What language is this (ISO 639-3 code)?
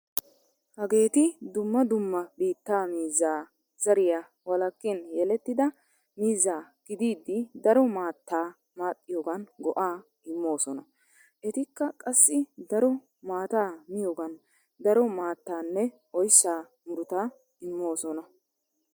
wal